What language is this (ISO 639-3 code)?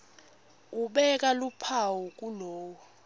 ssw